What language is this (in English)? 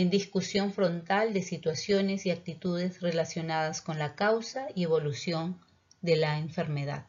Spanish